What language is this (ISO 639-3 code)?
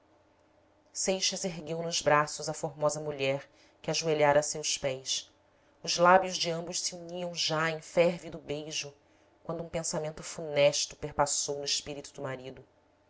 por